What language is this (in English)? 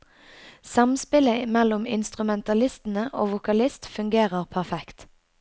Norwegian